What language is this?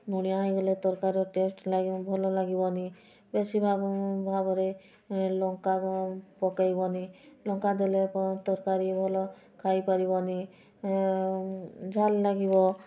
Odia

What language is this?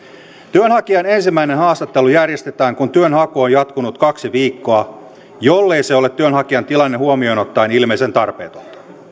Finnish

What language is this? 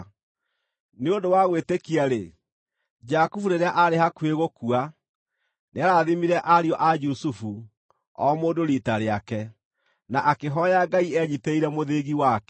Kikuyu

